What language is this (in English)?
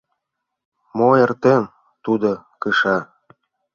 Mari